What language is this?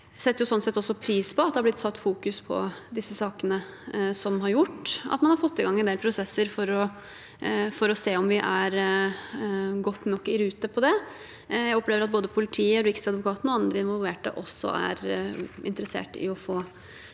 Norwegian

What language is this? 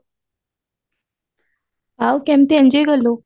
Odia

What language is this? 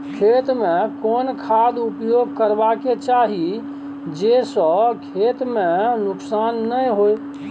Maithili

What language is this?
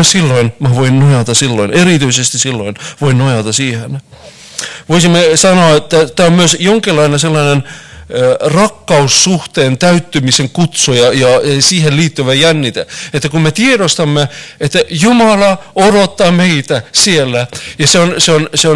Finnish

